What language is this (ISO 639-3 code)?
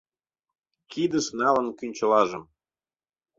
chm